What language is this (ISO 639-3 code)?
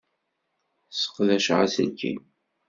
kab